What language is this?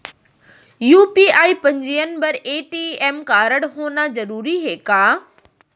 Chhattisgarhi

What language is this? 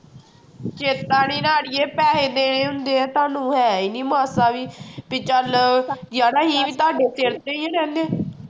Punjabi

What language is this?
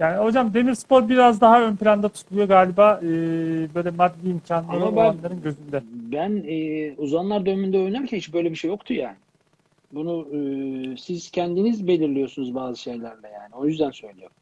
Turkish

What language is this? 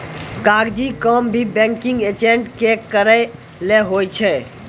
Maithili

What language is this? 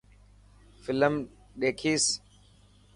Dhatki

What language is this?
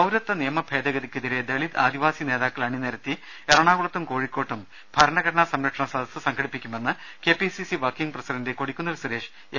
Malayalam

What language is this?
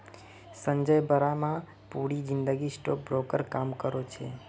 Magahi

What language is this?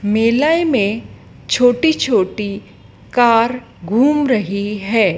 Hindi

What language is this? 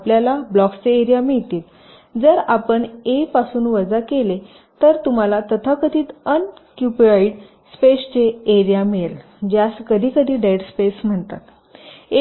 Marathi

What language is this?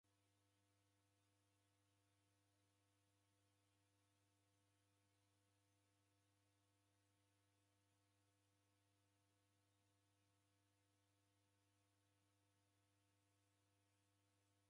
Taita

